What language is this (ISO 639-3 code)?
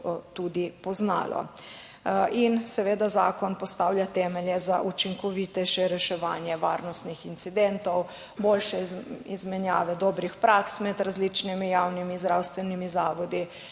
slv